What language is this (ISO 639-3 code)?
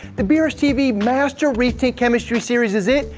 eng